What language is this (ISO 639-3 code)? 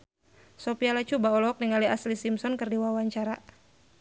sun